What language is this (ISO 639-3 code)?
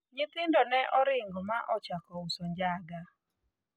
luo